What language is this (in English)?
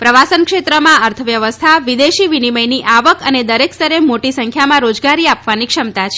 Gujarati